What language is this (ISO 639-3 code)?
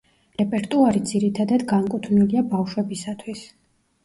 kat